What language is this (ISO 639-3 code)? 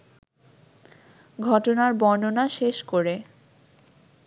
ben